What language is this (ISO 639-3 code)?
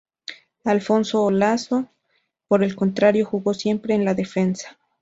spa